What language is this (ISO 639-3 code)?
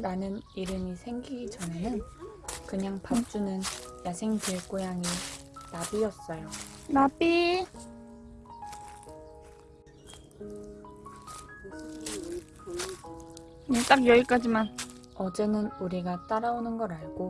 kor